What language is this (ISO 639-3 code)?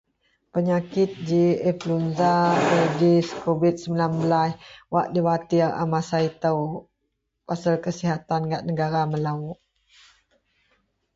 mel